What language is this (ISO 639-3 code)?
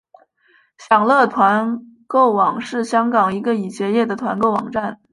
zho